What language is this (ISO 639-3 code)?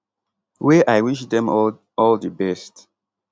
pcm